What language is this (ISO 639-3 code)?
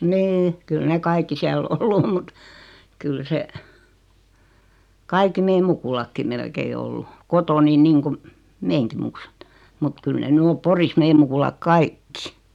fin